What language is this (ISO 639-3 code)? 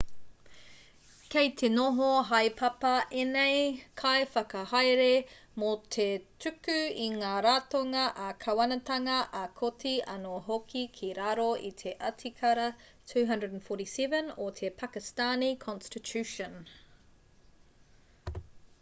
mri